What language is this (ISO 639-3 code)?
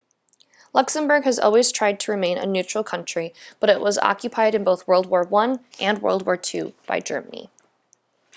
eng